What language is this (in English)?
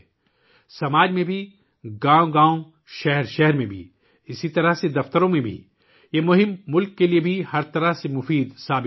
Urdu